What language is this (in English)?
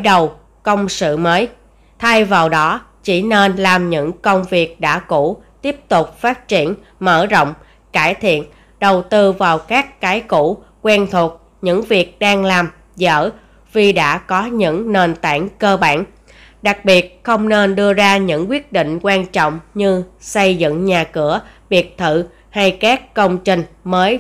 Vietnamese